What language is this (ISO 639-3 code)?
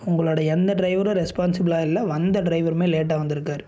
tam